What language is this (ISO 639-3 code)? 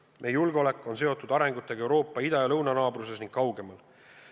est